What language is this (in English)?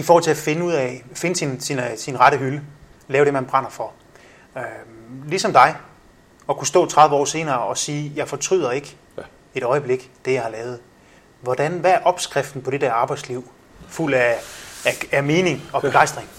Danish